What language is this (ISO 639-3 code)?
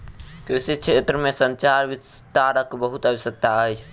mai